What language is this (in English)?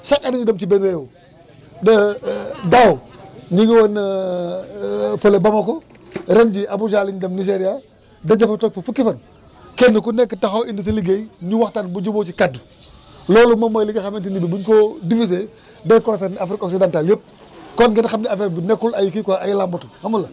Wolof